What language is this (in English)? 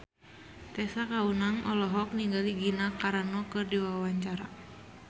Sundanese